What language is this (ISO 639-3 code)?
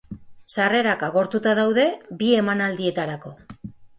eus